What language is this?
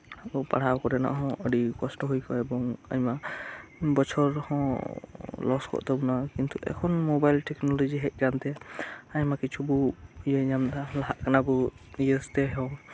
Santali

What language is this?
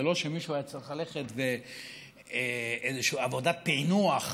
Hebrew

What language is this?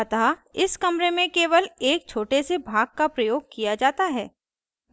Hindi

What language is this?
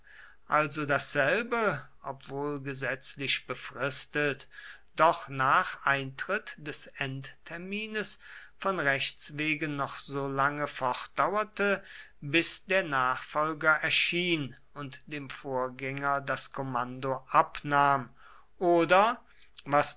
German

